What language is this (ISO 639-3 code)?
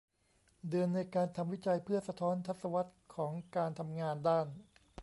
tha